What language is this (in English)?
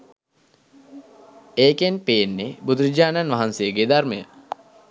Sinhala